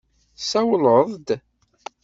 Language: Kabyle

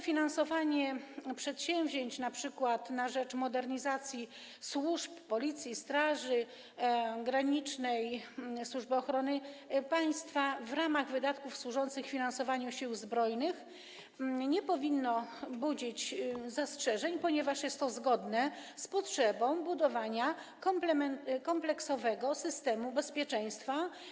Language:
Polish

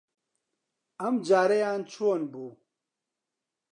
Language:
Central Kurdish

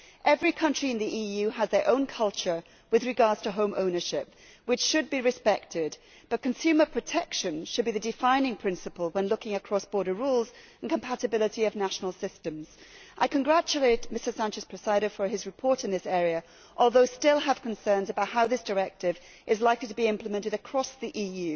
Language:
English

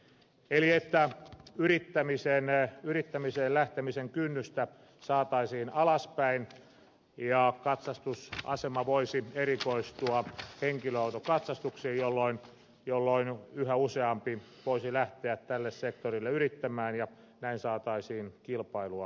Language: Finnish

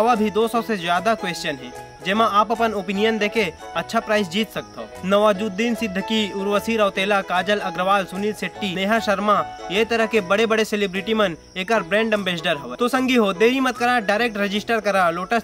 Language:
Hindi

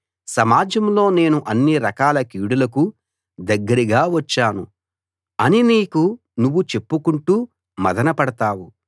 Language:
Telugu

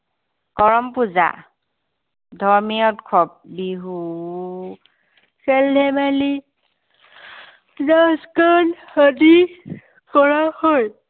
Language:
Assamese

